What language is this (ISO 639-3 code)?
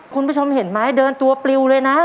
tha